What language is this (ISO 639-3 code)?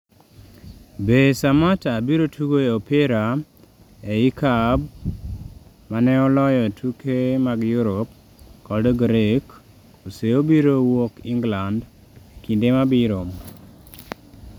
luo